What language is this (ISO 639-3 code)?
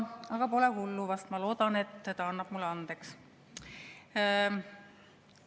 est